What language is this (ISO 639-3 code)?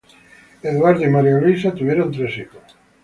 spa